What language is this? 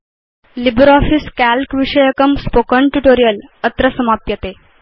Sanskrit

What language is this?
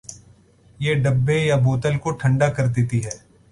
Urdu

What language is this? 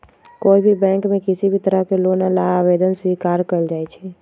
Magahi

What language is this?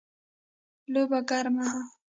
Pashto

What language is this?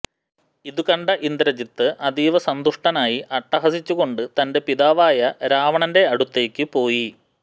Malayalam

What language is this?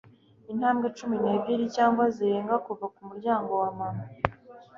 Kinyarwanda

